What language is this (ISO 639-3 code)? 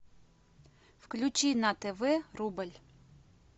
rus